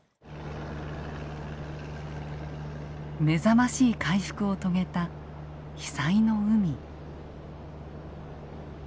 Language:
Japanese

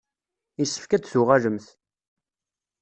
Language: Kabyle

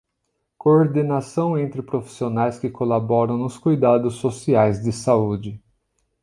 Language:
Portuguese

